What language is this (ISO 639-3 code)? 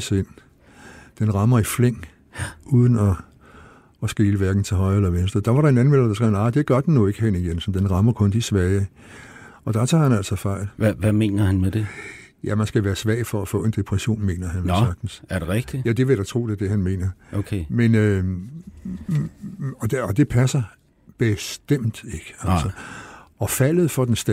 dan